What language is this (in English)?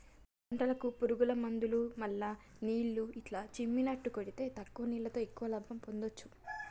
Telugu